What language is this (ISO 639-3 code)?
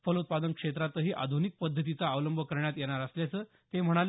mar